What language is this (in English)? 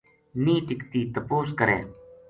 Gujari